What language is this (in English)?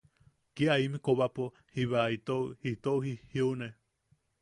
Yaqui